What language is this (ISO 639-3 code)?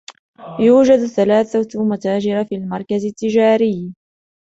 ara